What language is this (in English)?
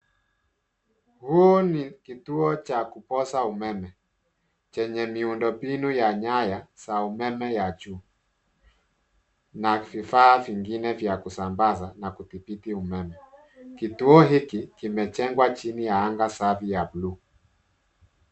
Swahili